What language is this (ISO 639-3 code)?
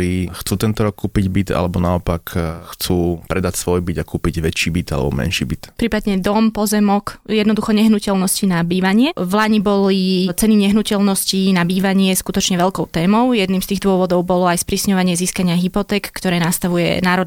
slk